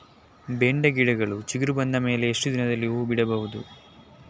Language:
Kannada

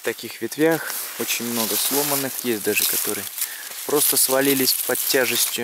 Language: Russian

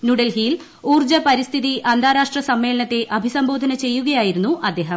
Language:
Malayalam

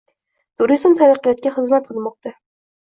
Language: Uzbek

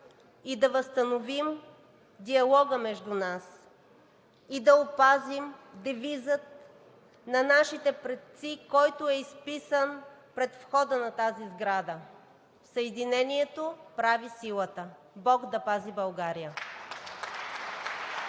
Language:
Bulgarian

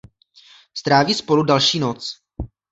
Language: Czech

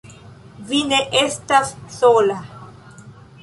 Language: Esperanto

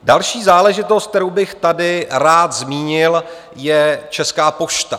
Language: Czech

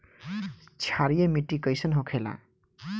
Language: Bhojpuri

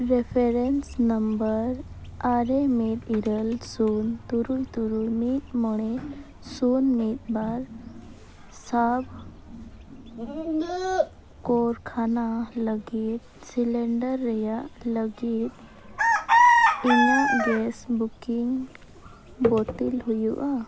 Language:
Santali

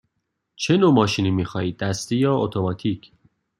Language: Persian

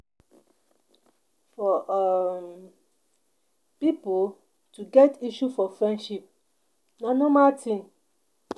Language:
Nigerian Pidgin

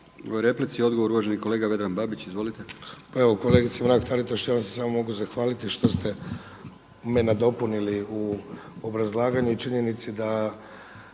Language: Croatian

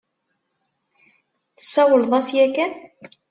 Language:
Kabyle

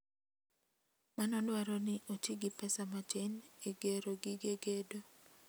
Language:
Luo (Kenya and Tanzania)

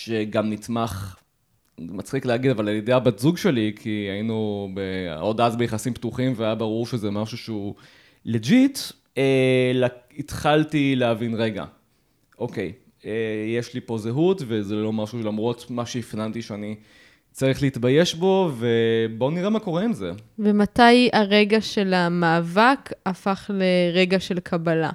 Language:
Hebrew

